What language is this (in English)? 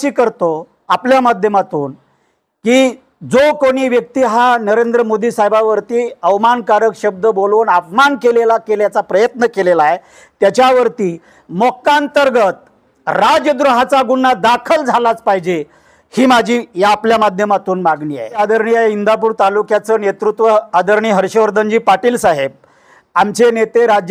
Marathi